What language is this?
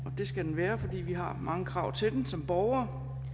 Danish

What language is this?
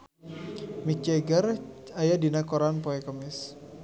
Sundanese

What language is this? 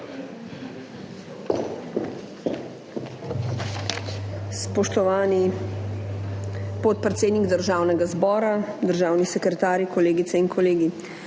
Slovenian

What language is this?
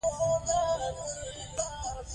Pashto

